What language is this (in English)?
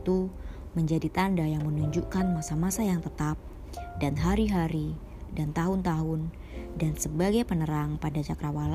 Indonesian